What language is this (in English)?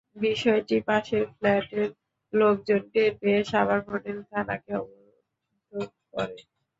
Bangla